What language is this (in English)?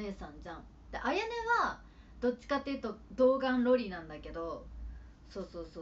Japanese